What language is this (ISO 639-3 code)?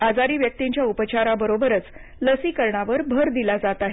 mar